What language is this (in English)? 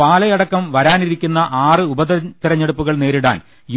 Malayalam